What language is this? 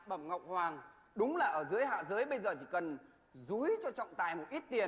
Vietnamese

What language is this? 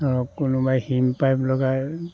Assamese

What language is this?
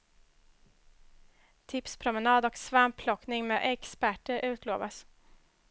Swedish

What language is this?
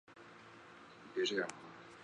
Chinese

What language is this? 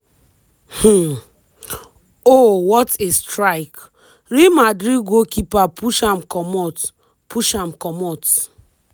Nigerian Pidgin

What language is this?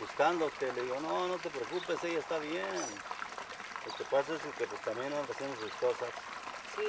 Spanish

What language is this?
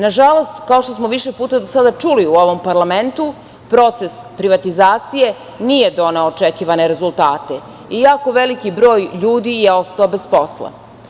Serbian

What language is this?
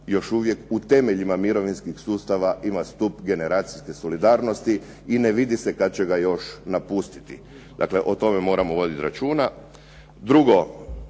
Croatian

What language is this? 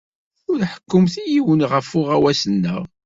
Kabyle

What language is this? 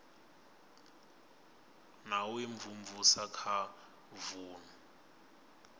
Venda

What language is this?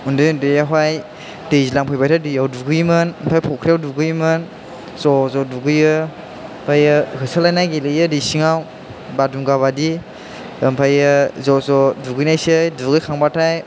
Bodo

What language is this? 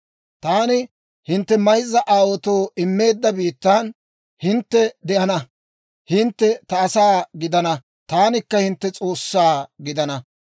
Dawro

